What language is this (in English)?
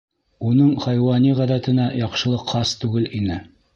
Bashkir